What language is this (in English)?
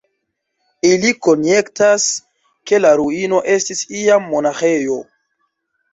Esperanto